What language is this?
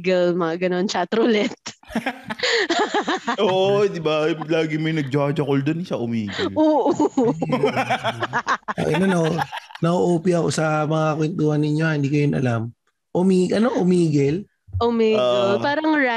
Filipino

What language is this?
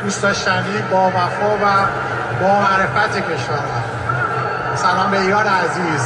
Persian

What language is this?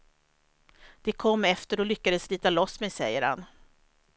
Swedish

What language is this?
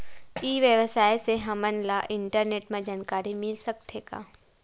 Chhattisgarhi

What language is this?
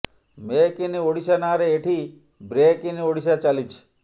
Odia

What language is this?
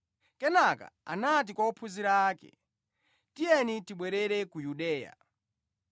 Nyanja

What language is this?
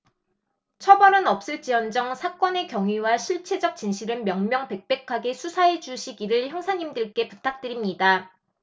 Korean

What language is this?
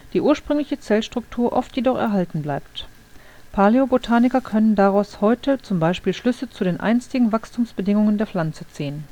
German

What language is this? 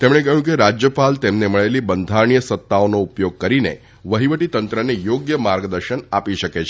Gujarati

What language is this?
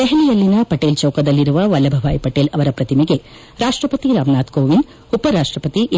Kannada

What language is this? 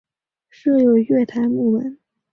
Chinese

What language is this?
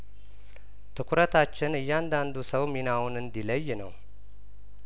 Amharic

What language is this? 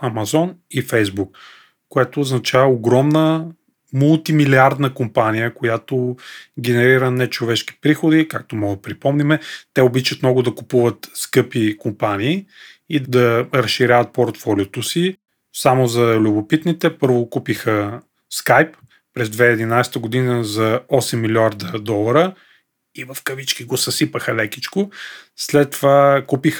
Bulgarian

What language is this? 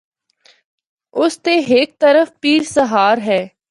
Northern Hindko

